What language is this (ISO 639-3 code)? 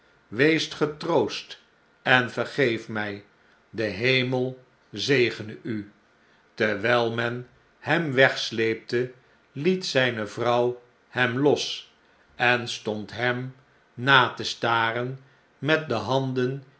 nld